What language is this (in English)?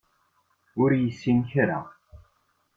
Kabyle